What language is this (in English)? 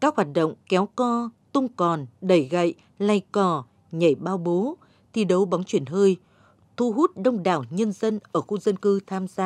Vietnamese